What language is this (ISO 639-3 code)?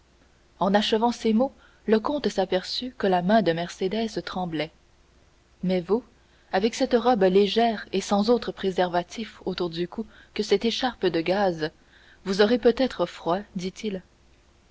fra